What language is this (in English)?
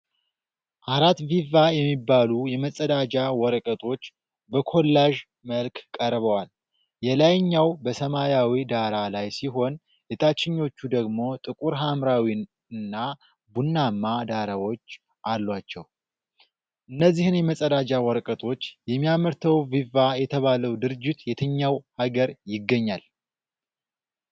Amharic